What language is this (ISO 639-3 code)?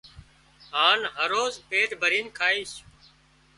kxp